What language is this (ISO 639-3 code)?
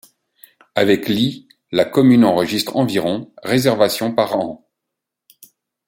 fra